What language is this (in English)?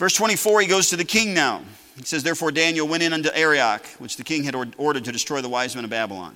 English